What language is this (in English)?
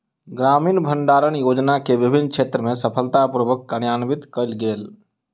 Maithili